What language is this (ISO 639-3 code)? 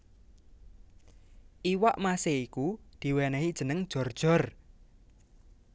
jav